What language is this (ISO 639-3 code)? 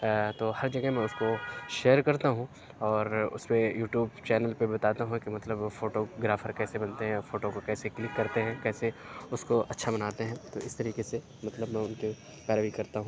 urd